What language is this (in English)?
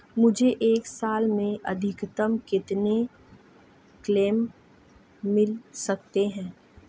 Hindi